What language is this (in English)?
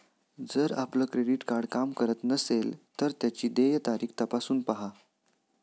Marathi